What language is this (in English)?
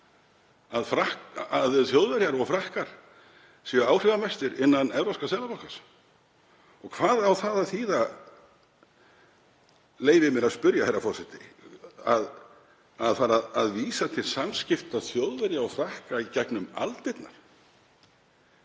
Icelandic